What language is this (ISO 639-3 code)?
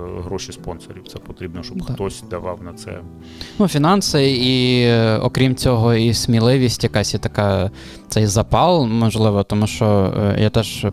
ukr